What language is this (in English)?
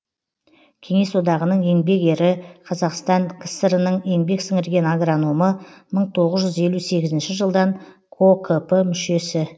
Kazakh